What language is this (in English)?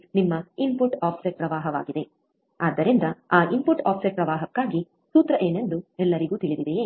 Kannada